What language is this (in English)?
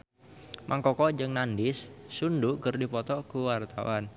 Sundanese